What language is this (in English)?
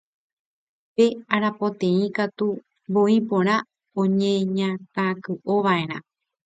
Guarani